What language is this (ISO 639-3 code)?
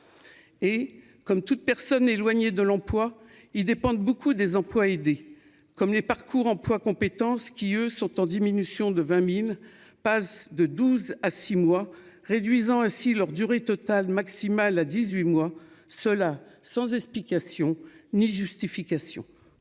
fra